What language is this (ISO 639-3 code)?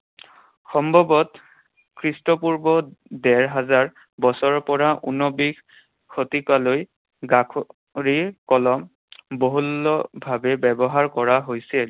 asm